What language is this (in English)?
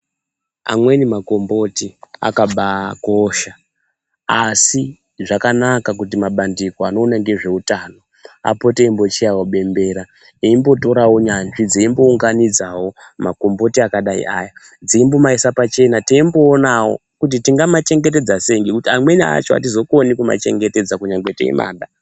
Ndau